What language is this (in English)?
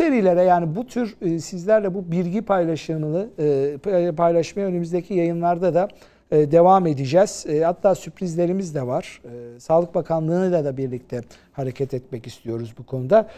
Turkish